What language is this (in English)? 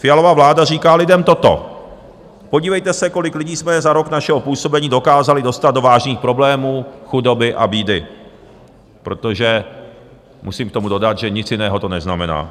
Czech